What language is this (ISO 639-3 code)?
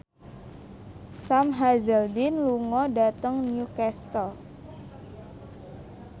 jav